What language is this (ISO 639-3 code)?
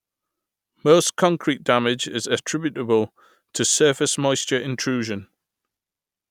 eng